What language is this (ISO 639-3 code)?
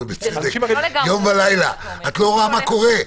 heb